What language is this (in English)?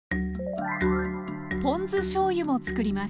Japanese